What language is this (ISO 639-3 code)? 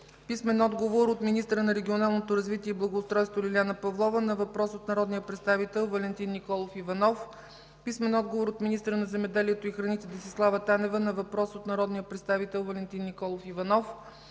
bul